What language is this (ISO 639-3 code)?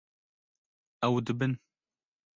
kur